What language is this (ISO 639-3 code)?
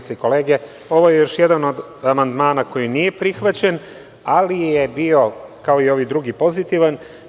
srp